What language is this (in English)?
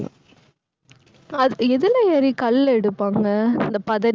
Tamil